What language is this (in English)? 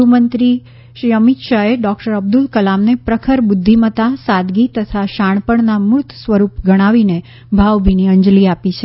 Gujarati